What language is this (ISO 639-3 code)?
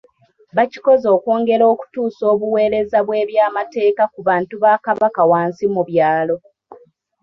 lug